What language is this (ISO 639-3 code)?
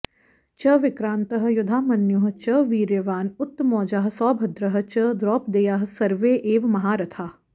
san